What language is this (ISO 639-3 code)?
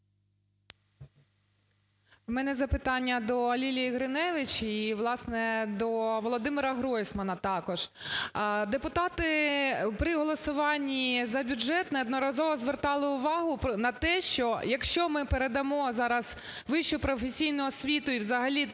ukr